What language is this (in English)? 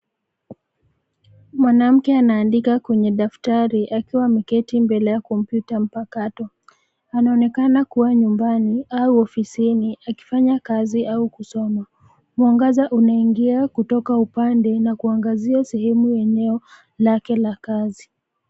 Swahili